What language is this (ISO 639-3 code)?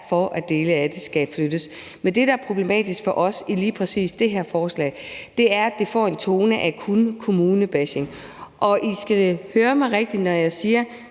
dan